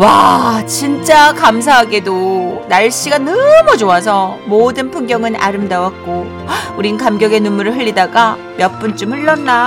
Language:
Korean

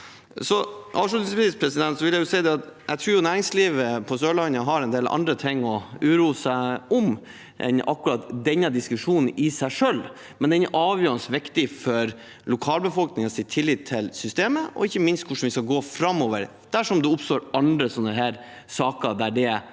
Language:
Norwegian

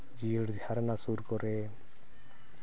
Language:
Santali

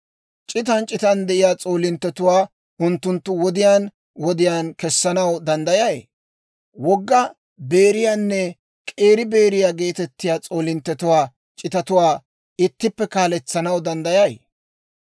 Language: Dawro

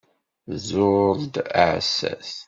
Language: Kabyle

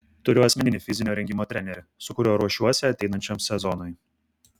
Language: Lithuanian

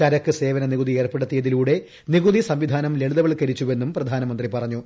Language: Malayalam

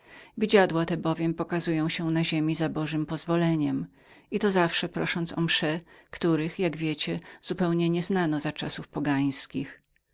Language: Polish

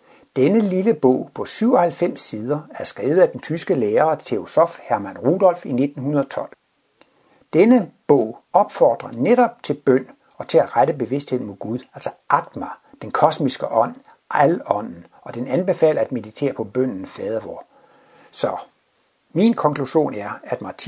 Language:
Danish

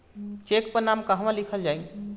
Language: Bhojpuri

